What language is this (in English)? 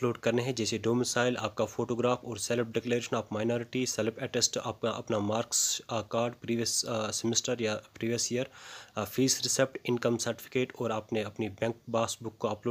Hindi